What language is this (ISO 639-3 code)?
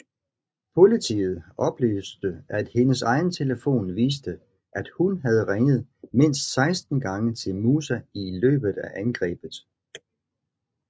dan